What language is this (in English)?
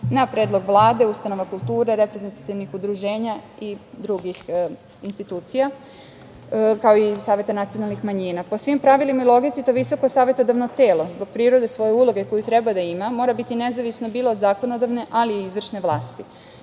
Serbian